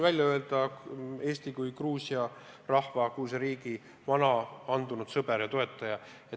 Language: Estonian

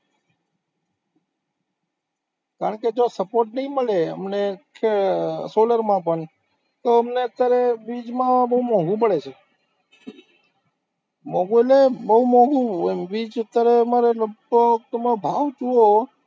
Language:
Gujarati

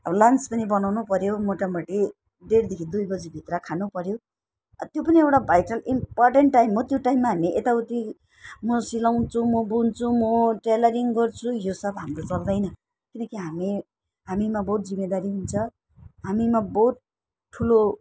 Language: Nepali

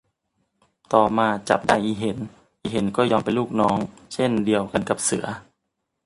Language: Thai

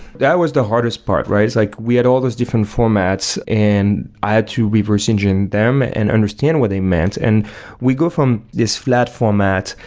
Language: English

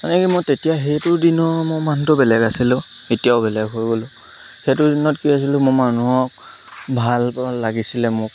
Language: Assamese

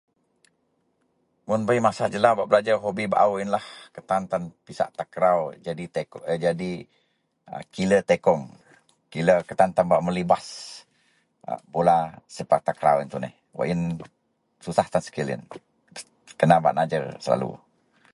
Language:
Central Melanau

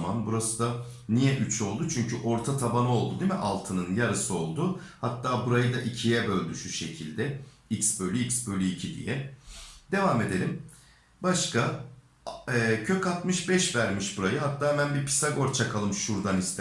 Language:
Turkish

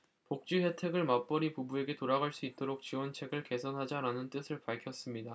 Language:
Korean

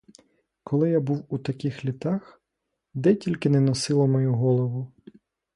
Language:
Ukrainian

